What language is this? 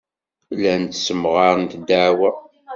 Kabyle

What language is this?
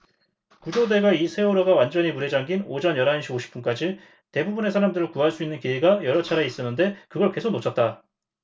Korean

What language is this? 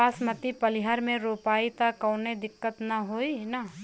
Bhojpuri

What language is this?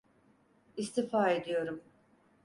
Turkish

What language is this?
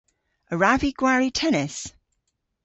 Cornish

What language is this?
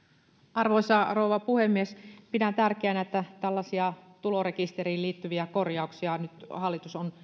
Finnish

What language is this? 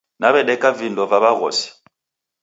Taita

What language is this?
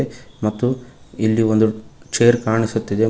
Kannada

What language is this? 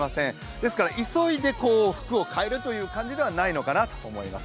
Japanese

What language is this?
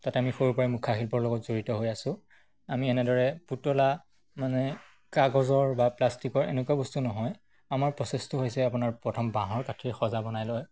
Assamese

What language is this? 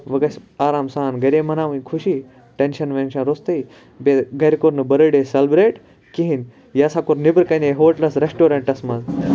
Kashmiri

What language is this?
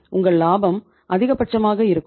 Tamil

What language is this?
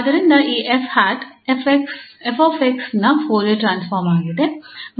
Kannada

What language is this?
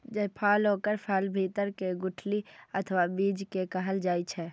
Maithili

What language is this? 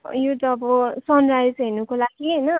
Nepali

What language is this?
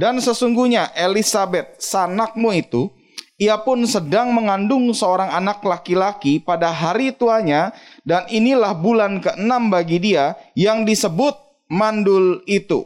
Indonesian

